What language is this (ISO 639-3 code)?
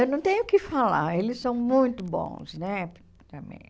por